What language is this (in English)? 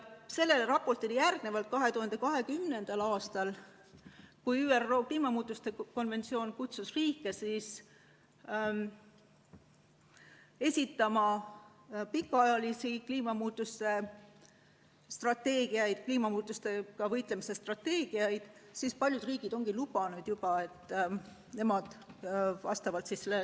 Estonian